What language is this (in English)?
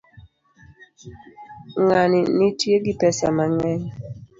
Luo (Kenya and Tanzania)